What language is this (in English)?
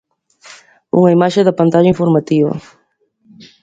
Galician